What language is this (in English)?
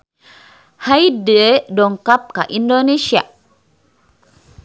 Sundanese